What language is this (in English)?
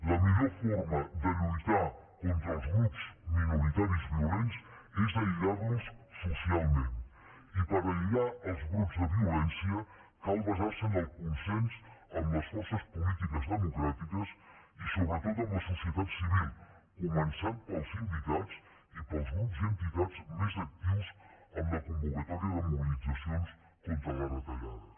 Catalan